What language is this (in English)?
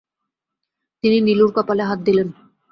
Bangla